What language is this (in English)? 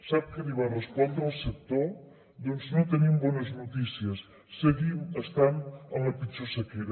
Catalan